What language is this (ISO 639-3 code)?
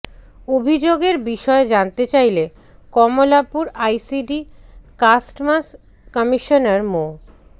ben